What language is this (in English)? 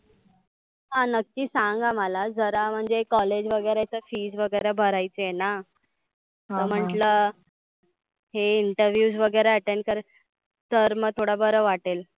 Marathi